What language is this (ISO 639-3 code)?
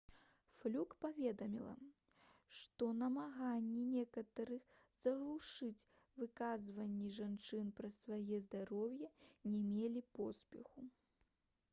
bel